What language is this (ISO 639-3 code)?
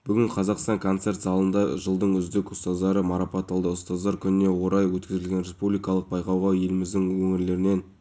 kaz